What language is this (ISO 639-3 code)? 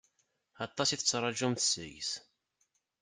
kab